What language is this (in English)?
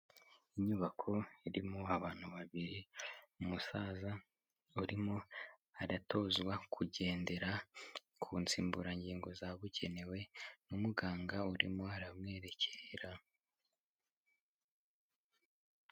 Kinyarwanda